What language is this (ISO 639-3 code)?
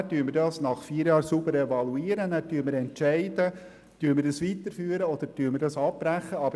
gsw